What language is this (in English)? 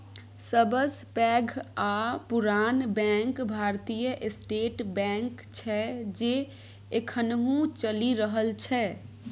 Maithili